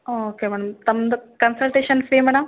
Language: Kannada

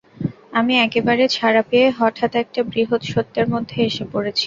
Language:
Bangla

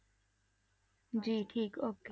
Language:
Punjabi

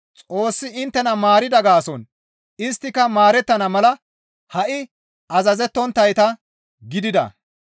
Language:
Gamo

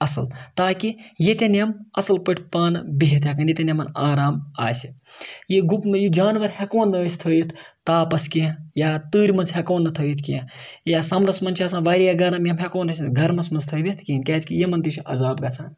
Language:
Kashmiri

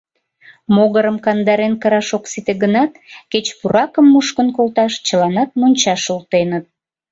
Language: Mari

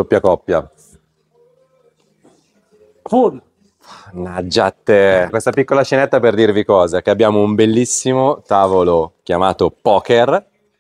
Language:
Italian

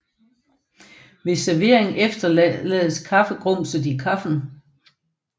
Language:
Danish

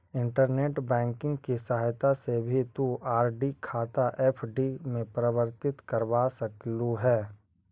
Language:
Magahi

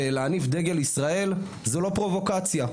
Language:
Hebrew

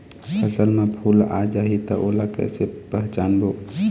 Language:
Chhattisgarhi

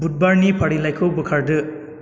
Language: Bodo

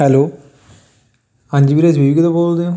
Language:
Punjabi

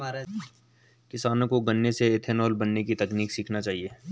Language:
Hindi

